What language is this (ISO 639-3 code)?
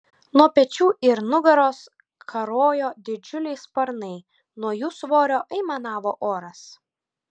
lit